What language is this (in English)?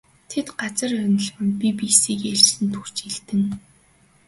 Mongolian